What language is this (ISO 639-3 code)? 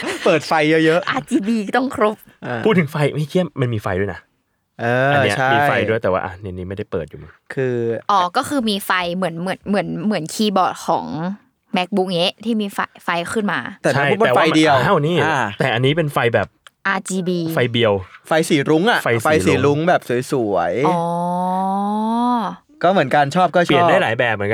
tha